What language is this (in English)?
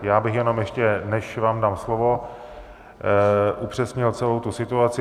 Czech